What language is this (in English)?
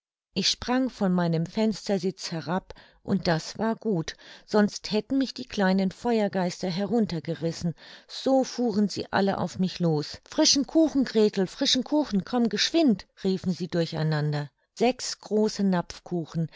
German